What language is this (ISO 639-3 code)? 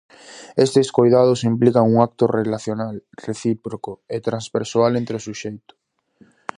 glg